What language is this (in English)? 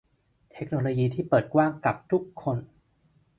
Thai